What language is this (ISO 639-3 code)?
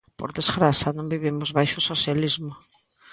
glg